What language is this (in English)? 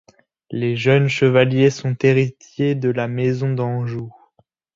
French